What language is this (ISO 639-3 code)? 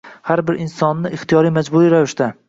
uzb